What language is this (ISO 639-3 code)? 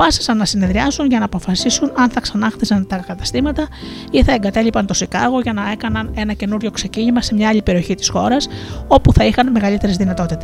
ell